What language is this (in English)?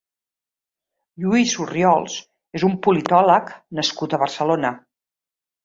Catalan